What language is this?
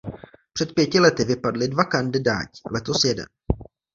Czech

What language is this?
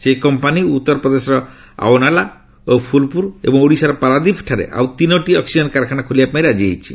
Odia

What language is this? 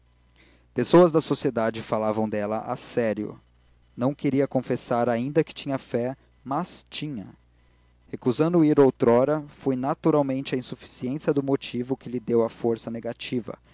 Portuguese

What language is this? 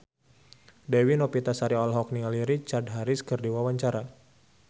Sundanese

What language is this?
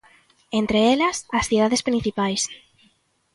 Galician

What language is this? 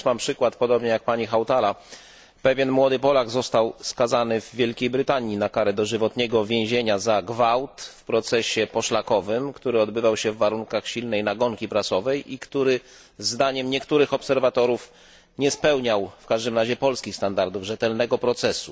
Polish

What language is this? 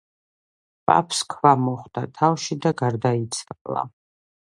Georgian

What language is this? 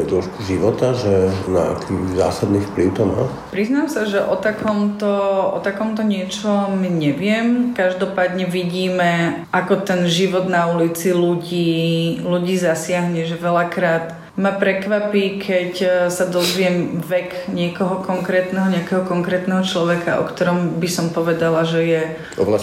Slovak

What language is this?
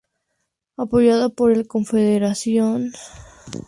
Spanish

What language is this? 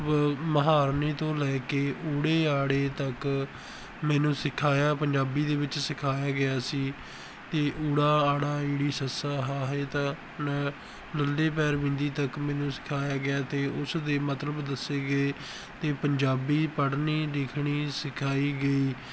Punjabi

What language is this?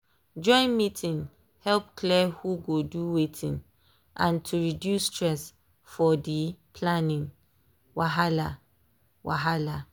Nigerian Pidgin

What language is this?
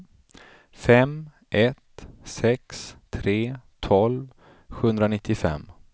Swedish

